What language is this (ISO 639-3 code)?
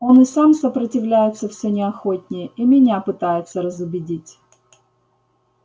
rus